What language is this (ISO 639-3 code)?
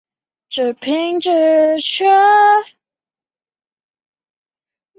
zho